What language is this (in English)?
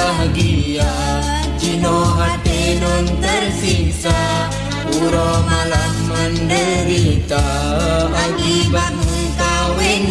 Indonesian